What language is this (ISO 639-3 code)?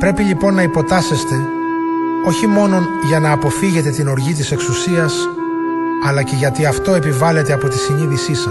ell